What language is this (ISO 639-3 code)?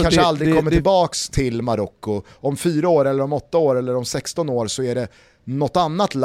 swe